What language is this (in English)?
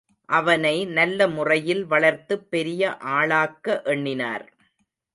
Tamil